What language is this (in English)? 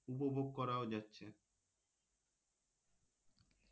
Bangla